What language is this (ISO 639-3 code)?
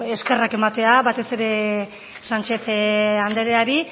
eus